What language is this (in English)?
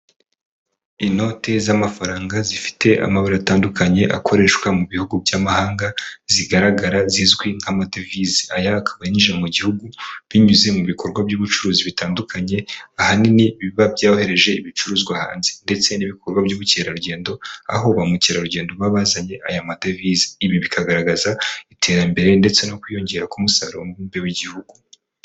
Kinyarwanda